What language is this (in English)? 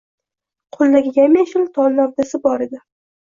Uzbek